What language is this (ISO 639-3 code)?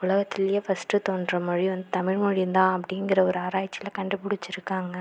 tam